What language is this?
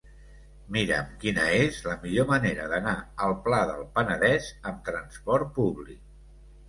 Catalan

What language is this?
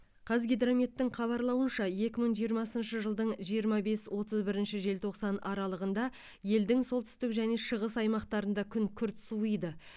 Kazakh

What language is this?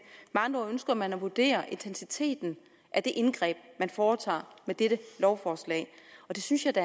Danish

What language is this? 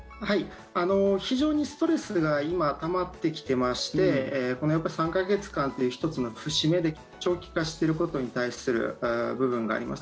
Japanese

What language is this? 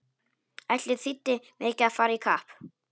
Icelandic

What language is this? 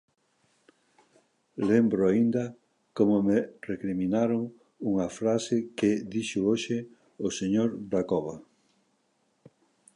Galician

